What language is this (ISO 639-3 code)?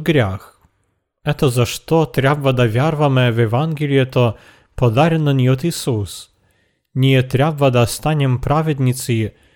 bul